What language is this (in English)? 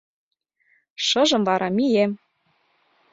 Mari